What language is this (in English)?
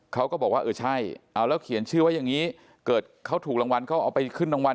Thai